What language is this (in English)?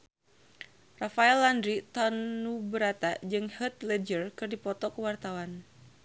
Sundanese